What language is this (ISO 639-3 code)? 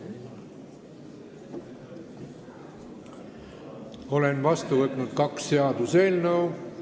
est